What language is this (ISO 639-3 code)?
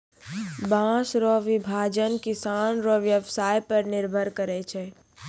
mai